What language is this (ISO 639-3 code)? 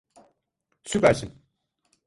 tur